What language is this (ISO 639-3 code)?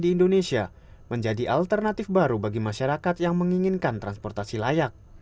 ind